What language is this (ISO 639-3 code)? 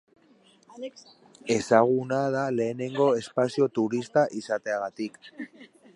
eus